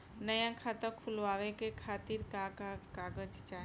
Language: Bhojpuri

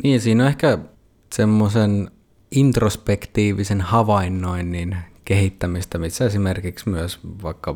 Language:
Finnish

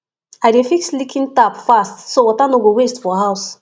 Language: Nigerian Pidgin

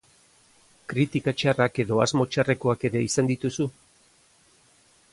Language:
Basque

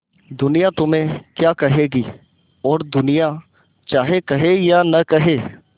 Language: Hindi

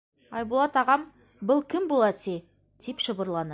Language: Bashkir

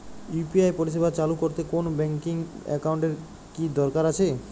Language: Bangla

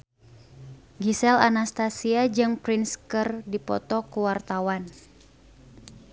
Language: Sundanese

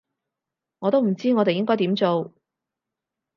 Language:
Cantonese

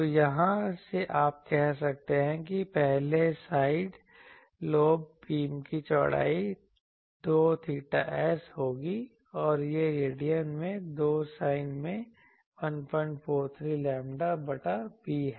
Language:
Hindi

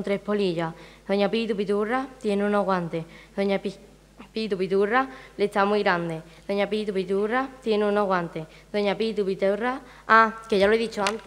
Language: Spanish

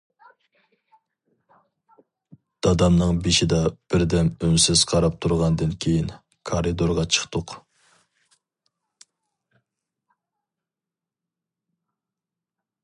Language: Uyghur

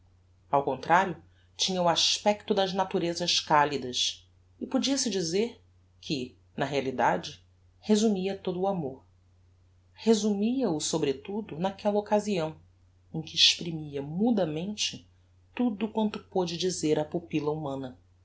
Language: Portuguese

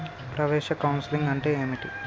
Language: Telugu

